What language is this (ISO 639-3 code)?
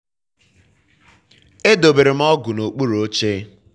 ibo